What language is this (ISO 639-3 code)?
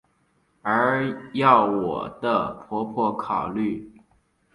zho